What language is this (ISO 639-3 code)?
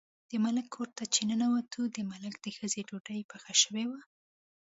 pus